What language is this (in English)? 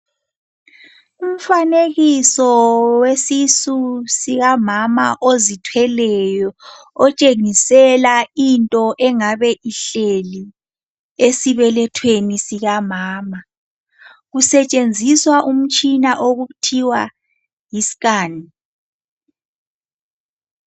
North Ndebele